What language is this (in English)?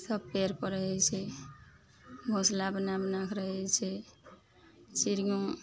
Maithili